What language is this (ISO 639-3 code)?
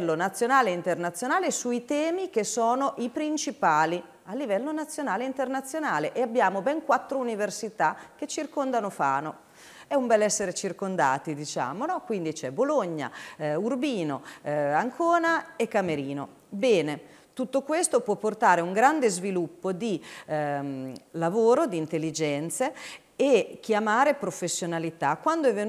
ita